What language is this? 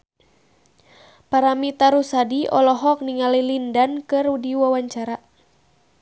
Sundanese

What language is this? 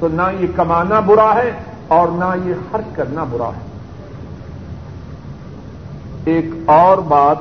Urdu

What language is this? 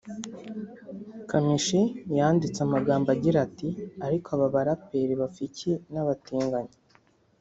Kinyarwanda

